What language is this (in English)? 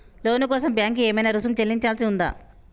Telugu